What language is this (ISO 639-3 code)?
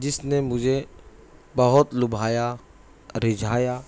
urd